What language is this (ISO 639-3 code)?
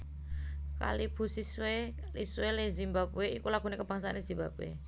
jav